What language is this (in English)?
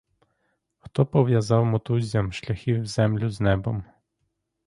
Ukrainian